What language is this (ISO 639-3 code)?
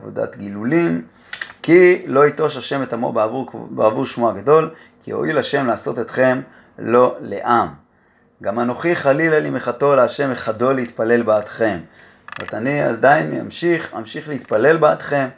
heb